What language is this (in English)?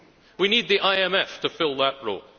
English